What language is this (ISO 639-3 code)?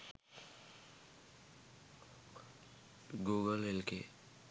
sin